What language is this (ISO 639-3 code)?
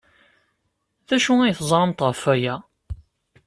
kab